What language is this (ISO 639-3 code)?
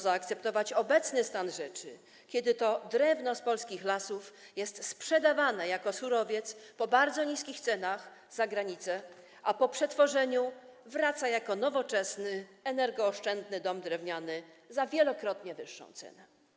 pol